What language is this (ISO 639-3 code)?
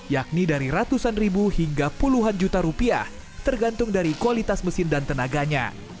ind